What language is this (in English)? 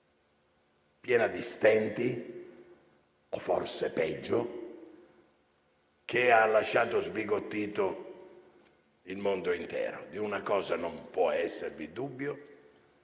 Italian